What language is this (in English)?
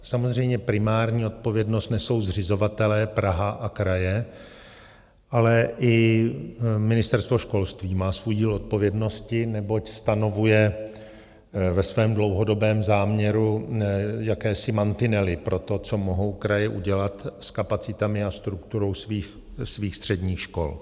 Czech